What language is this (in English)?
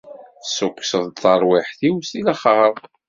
Kabyle